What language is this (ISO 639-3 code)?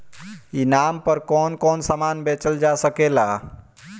bho